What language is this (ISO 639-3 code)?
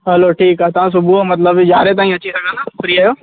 snd